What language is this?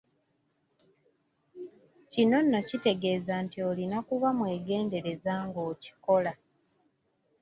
Ganda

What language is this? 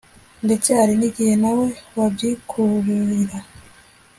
Kinyarwanda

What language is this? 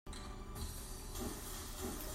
Hakha Chin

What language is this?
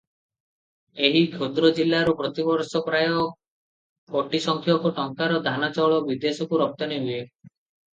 Odia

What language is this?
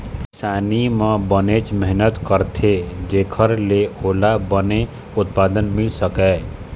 Chhattisgarhi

